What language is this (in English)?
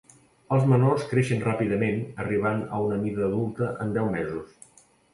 Catalan